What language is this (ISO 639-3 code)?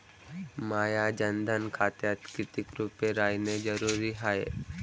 mar